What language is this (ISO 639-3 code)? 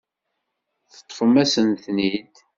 kab